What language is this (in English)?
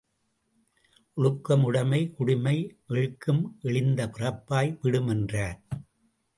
Tamil